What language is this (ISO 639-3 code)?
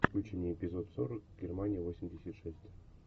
rus